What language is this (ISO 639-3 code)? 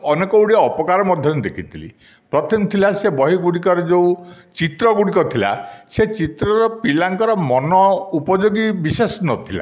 ori